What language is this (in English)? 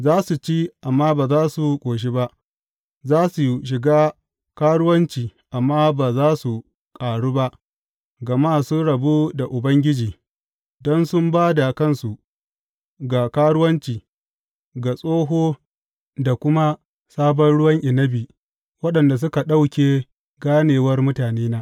Hausa